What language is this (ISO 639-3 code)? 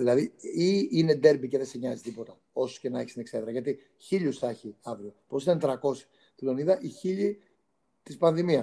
ell